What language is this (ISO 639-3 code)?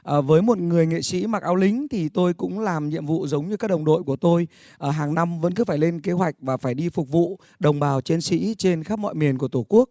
vie